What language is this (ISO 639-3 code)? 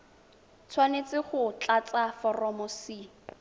tsn